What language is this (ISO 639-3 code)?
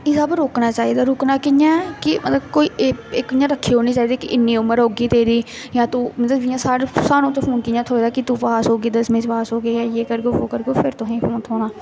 doi